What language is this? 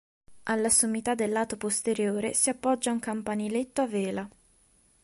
Italian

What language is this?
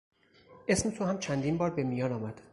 Persian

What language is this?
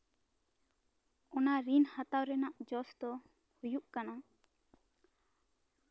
Santali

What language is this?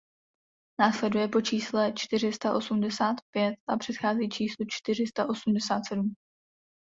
Czech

